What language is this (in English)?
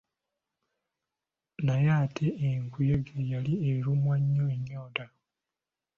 Ganda